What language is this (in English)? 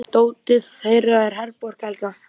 Icelandic